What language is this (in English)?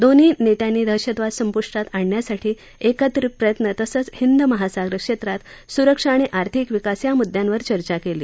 Marathi